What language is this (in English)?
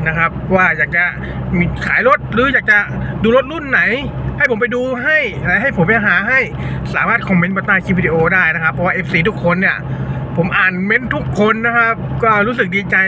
Thai